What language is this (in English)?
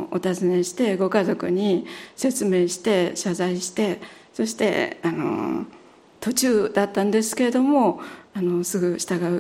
Japanese